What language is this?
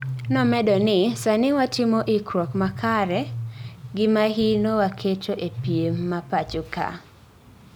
Luo (Kenya and Tanzania)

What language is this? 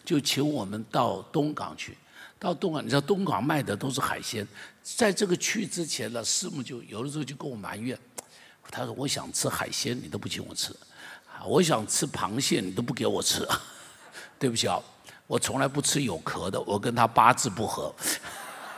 Chinese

